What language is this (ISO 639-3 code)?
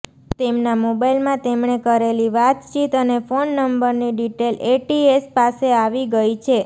guj